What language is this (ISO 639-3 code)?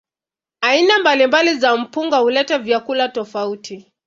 swa